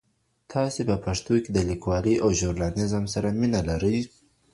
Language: Pashto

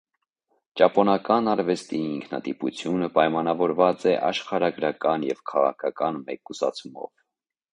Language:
Armenian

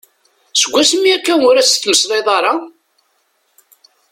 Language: Kabyle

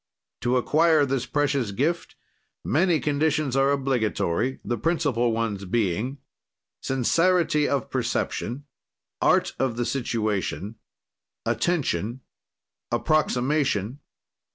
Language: English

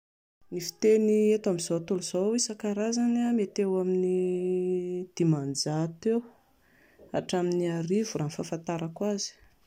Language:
Malagasy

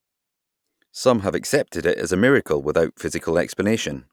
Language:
English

